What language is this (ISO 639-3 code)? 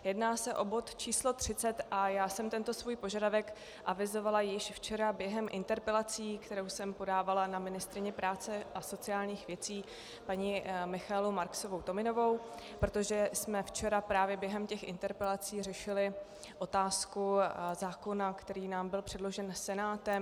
ces